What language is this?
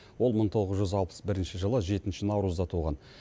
Kazakh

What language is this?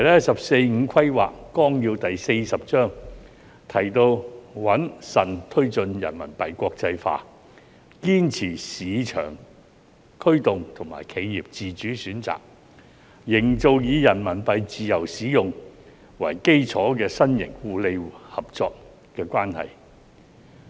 Cantonese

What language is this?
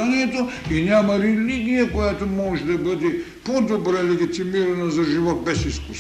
Bulgarian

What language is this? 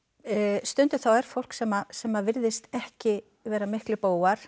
Icelandic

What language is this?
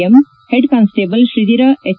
Kannada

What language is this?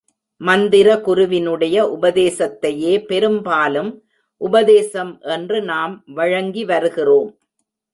Tamil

